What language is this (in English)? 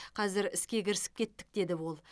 Kazakh